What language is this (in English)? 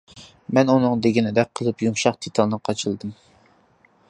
Uyghur